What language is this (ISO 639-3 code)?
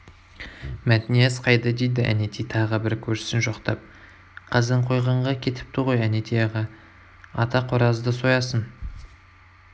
kaz